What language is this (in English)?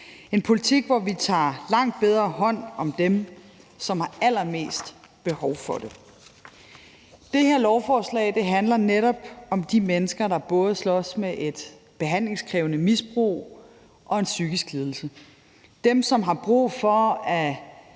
Danish